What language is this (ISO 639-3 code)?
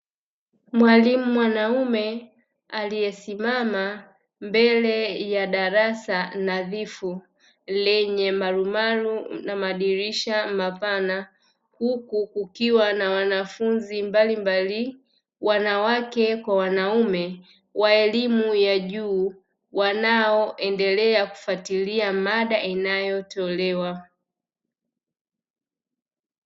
swa